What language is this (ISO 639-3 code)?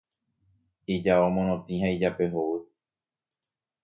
grn